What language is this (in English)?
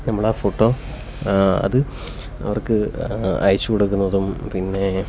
Malayalam